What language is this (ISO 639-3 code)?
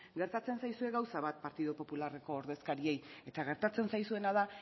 eus